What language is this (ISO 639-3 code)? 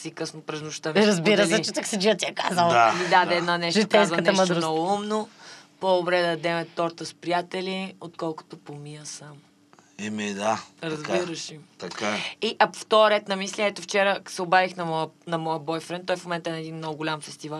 bul